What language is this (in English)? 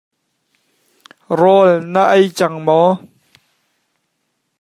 Hakha Chin